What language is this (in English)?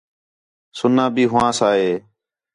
Khetrani